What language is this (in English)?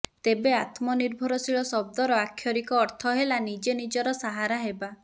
Odia